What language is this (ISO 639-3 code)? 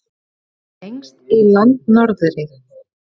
isl